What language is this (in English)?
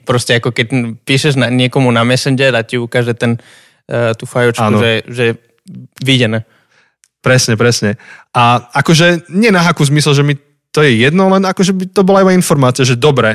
Slovak